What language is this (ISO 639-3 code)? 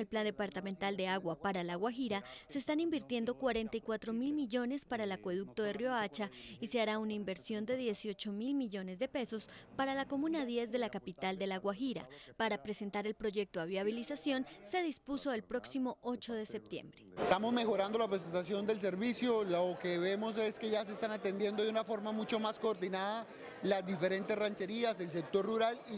spa